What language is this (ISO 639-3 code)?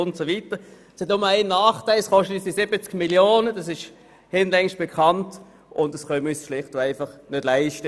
gsw